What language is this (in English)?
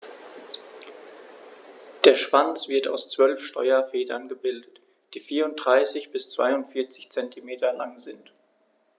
German